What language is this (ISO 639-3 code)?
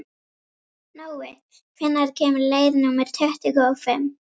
isl